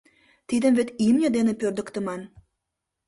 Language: Mari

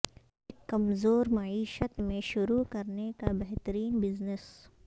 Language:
Urdu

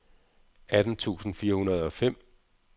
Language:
Danish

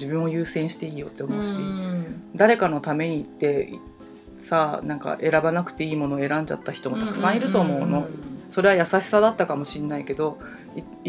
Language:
Japanese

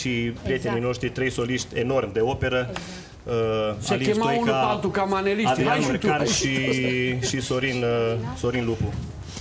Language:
Romanian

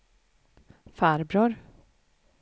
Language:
Swedish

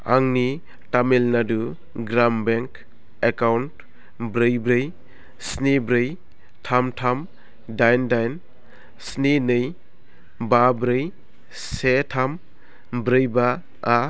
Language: Bodo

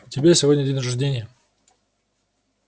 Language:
Russian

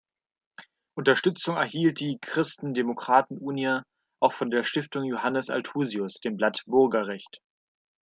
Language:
German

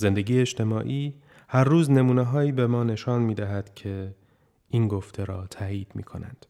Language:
Persian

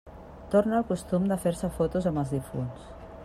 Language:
Catalan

